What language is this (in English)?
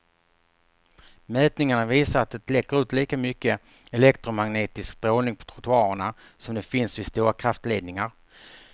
Swedish